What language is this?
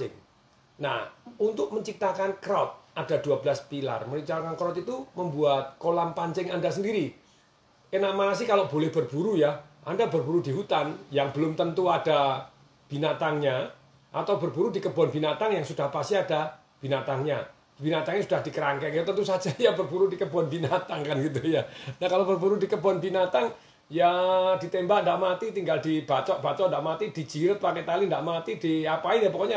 Indonesian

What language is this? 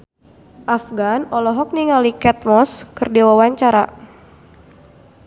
Sundanese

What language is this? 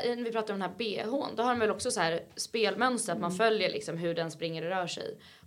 Swedish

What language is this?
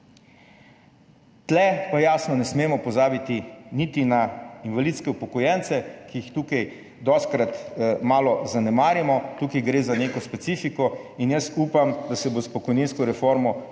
Slovenian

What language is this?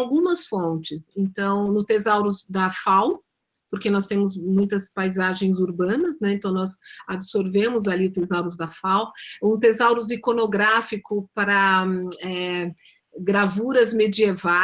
Portuguese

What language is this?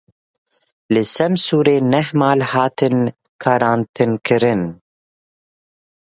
Kurdish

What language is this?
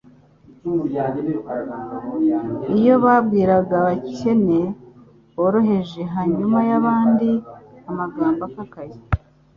Kinyarwanda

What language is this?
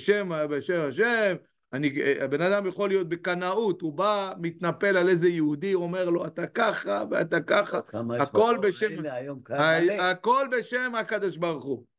Hebrew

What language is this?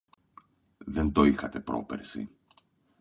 Greek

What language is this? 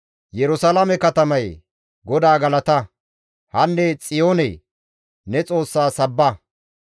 Gamo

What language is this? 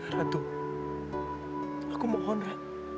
Indonesian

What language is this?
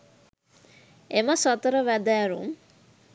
Sinhala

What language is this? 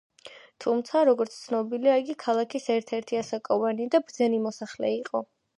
Georgian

